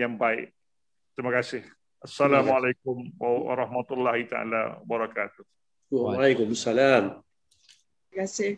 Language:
Malay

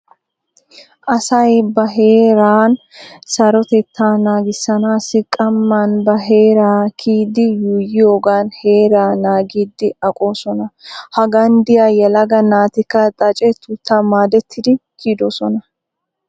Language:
Wolaytta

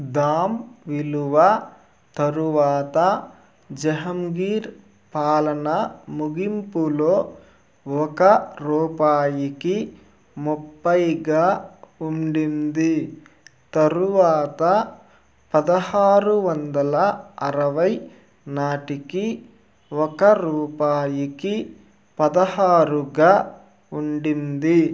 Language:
Telugu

